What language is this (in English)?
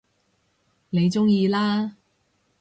Cantonese